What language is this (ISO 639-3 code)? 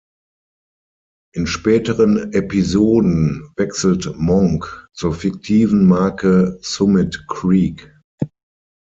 deu